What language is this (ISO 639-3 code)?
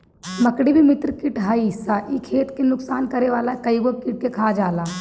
bho